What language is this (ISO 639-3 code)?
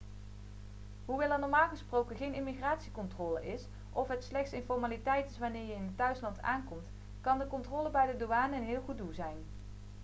nld